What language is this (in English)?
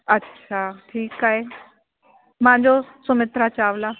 Sindhi